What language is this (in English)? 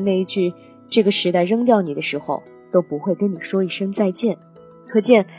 Chinese